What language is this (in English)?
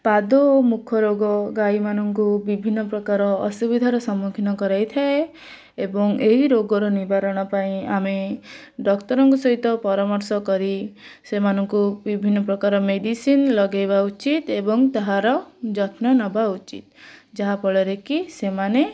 Odia